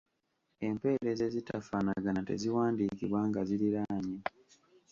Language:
Ganda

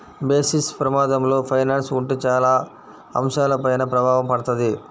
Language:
Telugu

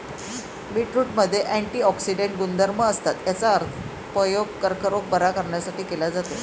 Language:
Marathi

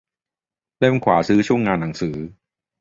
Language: Thai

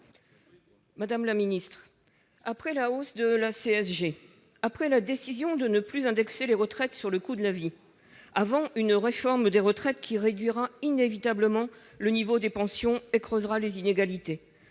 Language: French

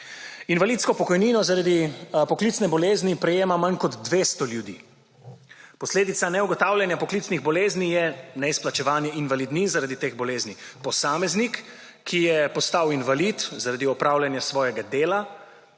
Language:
Slovenian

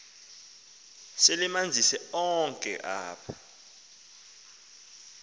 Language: Xhosa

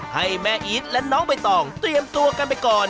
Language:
Thai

